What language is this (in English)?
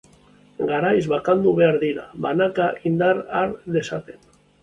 Basque